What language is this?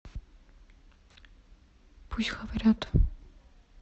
Russian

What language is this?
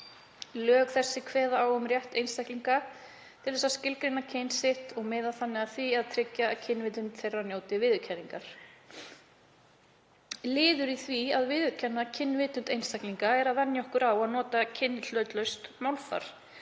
Icelandic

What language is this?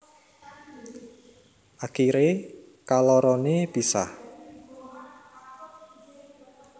Javanese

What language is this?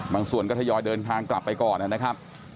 Thai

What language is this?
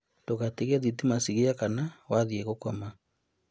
Kikuyu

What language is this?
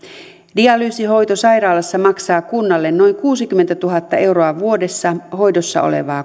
Finnish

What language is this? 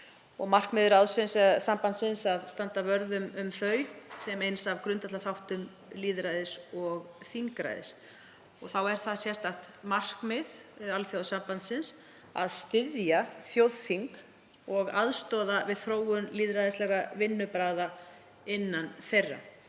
Icelandic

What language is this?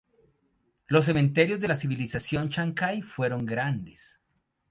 Spanish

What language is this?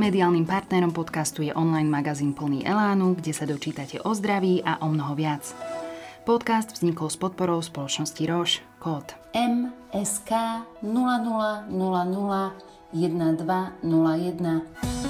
Slovak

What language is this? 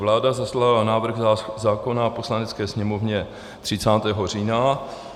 Czech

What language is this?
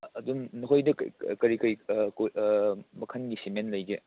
Manipuri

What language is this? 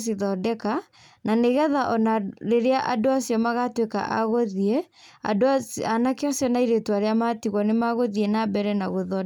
Kikuyu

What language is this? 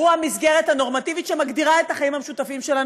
Hebrew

